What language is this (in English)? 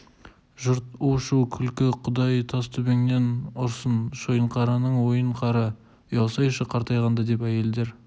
Kazakh